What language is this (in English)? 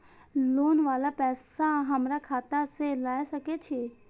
Maithili